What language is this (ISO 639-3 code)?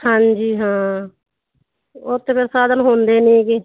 pan